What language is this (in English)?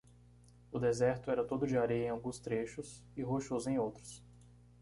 Portuguese